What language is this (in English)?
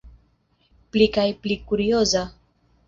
Esperanto